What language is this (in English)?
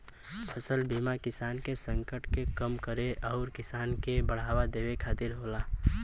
Bhojpuri